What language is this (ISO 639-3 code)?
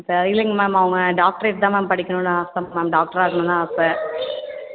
tam